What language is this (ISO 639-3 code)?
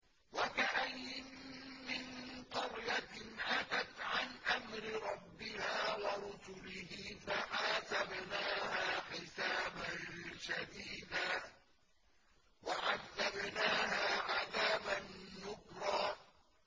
ara